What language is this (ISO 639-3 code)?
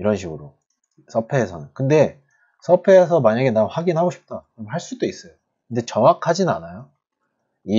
kor